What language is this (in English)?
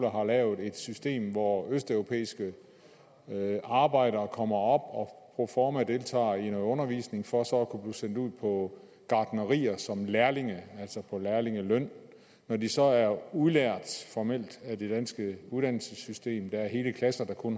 Danish